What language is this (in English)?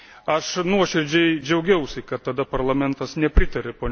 Lithuanian